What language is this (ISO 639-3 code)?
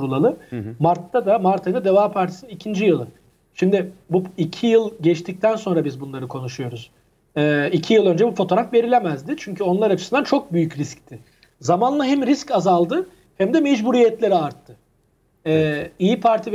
tur